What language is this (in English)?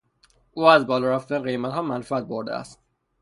Persian